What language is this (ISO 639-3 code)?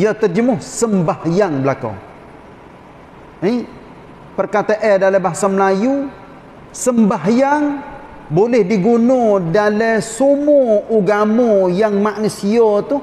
msa